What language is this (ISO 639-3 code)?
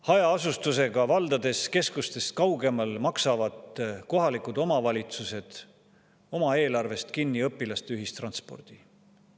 est